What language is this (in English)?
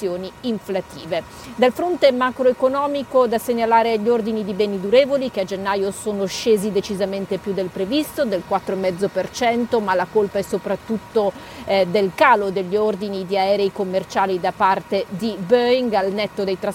Italian